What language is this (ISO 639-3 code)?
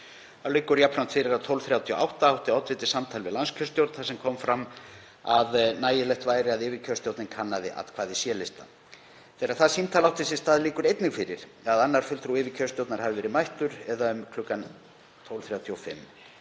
isl